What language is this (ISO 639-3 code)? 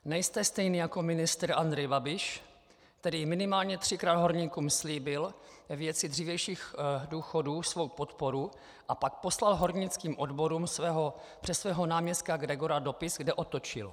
ces